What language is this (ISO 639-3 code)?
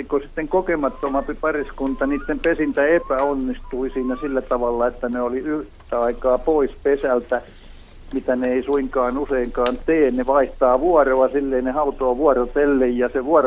fin